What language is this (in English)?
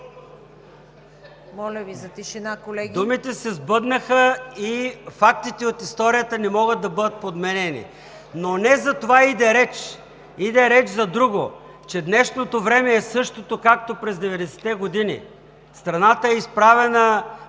Bulgarian